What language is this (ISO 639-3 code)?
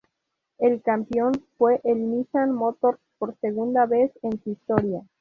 spa